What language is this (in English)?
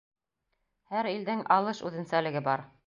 Bashkir